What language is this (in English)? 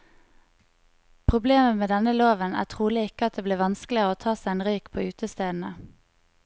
Norwegian